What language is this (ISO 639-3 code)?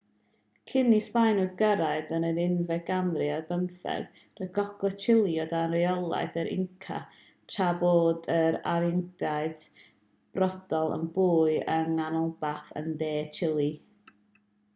cym